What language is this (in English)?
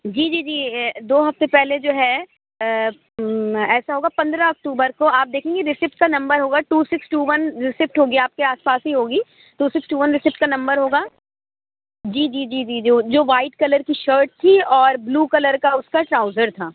Urdu